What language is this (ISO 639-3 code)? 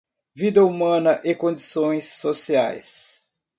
por